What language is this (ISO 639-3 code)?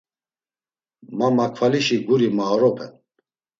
lzz